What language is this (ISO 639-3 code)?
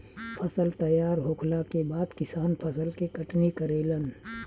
bho